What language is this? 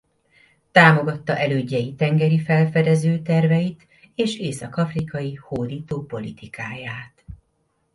Hungarian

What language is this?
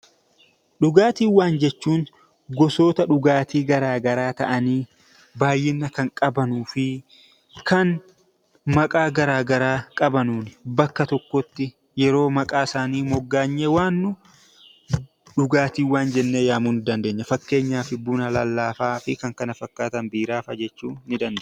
Oromo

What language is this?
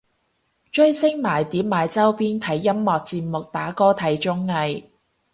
Cantonese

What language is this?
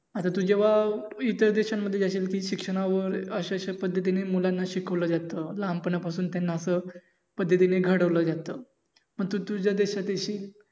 Marathi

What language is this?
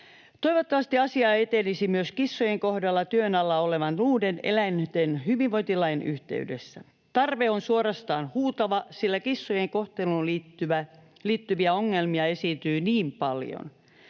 Finnish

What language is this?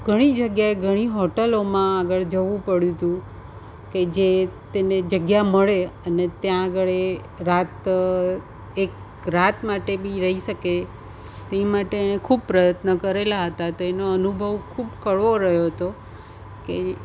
Gujarati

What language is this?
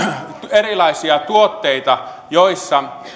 Finnish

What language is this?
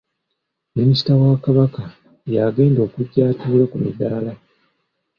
Ganda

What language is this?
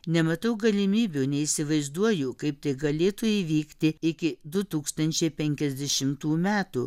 Lithuanian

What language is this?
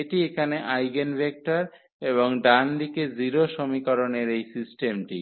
Bangla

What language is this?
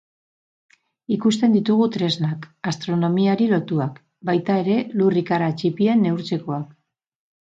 Basque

